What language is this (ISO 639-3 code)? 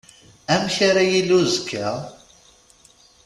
kab